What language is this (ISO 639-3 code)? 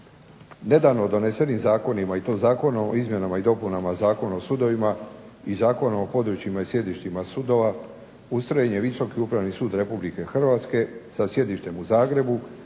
hrv